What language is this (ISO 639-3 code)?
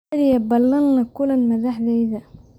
som